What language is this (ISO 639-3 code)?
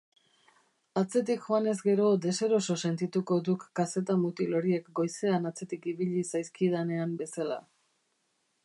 eus